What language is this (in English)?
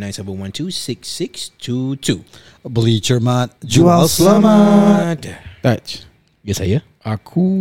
Malay